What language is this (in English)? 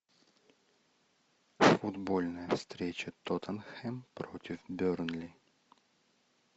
Russian